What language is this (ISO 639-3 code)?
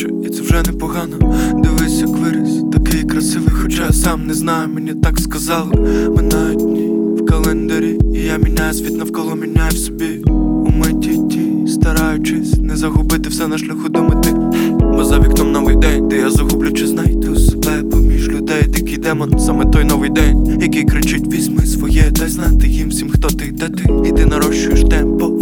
ukr